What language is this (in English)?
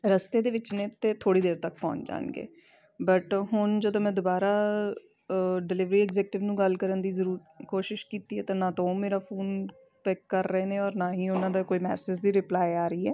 Punjabi